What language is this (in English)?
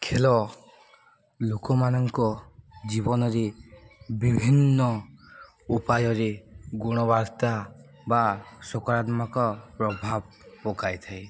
Odia